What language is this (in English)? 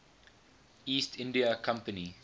English